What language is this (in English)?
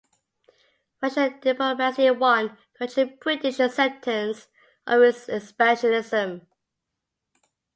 English